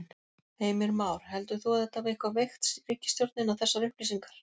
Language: Icelandic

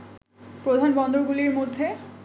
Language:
Bangla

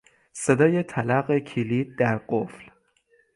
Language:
Persian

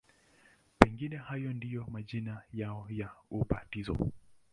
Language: Swahili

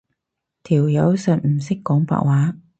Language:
Cantonese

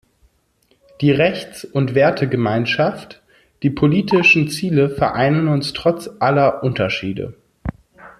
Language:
German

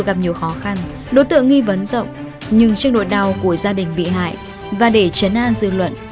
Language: Vietnamese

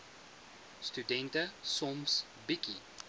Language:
Afrikaans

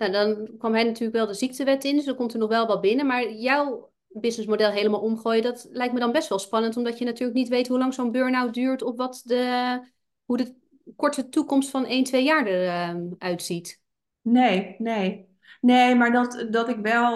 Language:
Dutch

